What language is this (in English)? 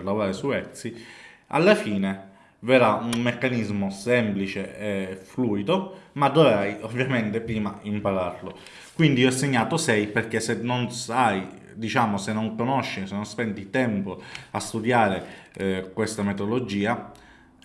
Italian